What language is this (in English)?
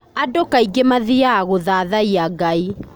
Kikuyu